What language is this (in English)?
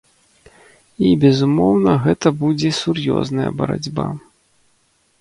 Belarusian